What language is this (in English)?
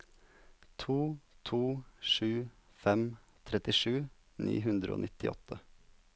Norwegian